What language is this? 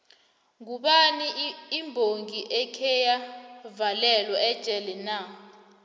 South Ndebele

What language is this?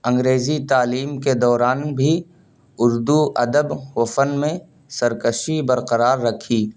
Urdu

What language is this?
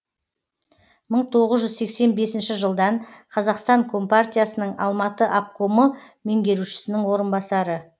Kazakh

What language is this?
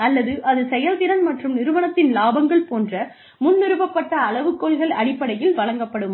Tamil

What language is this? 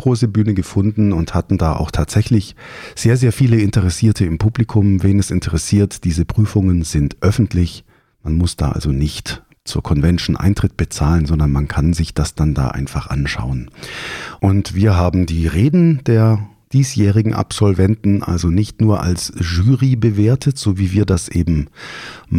German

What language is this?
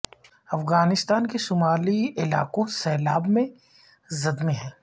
Urdu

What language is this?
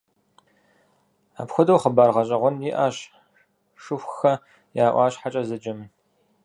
Kabardian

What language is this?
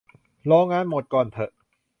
Thai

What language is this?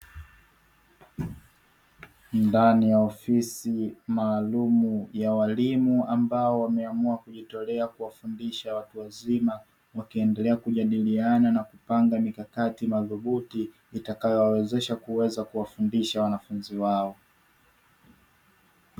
Swahili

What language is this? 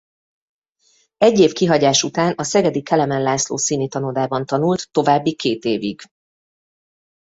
Hungarian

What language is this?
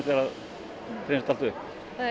Icelandic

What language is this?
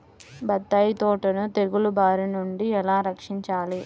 Telugu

